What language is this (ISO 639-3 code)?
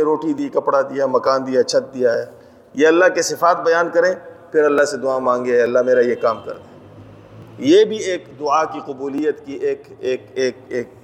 urd